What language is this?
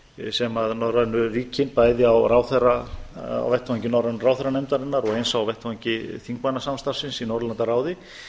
Icelandic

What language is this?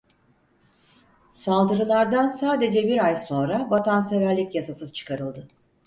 Turkish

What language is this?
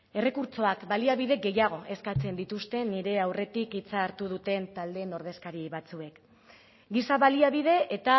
Basque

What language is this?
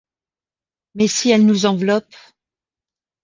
French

